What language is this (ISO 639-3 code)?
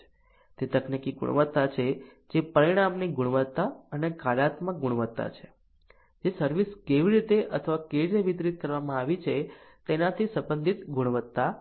guj